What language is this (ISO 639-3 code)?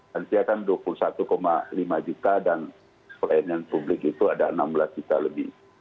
ind